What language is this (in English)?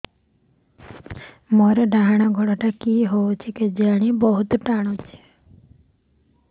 Odia